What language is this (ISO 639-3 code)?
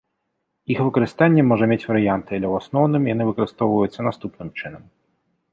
bel